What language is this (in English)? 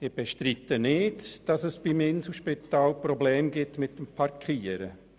Swiss German